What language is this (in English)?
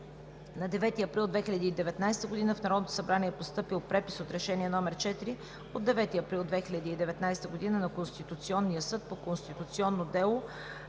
Bulgarian